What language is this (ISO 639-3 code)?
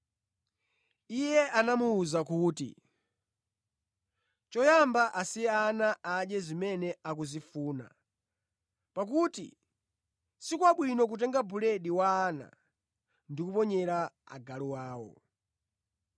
nya